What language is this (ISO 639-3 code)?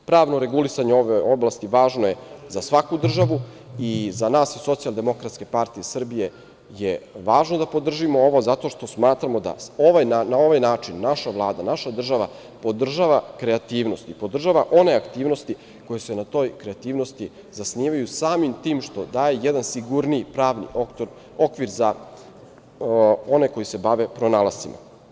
srp